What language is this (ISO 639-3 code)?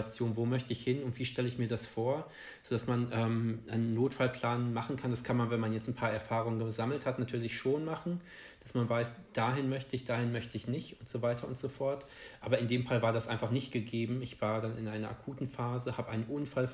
deu